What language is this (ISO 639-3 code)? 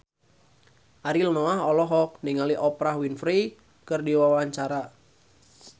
sun